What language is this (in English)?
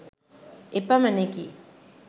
Sinhala